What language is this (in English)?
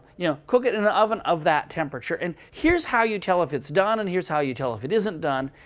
English